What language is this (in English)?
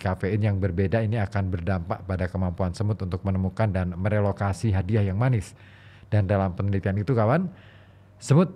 Indonesian